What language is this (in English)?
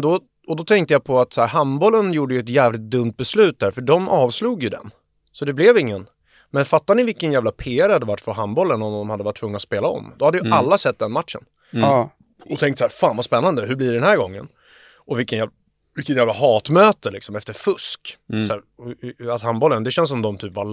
Swedish